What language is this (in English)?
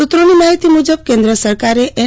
Gujarati